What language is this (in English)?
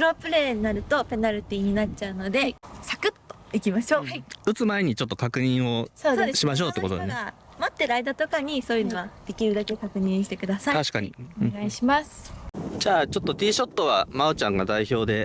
Japanese